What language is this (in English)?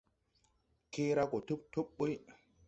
Tupuri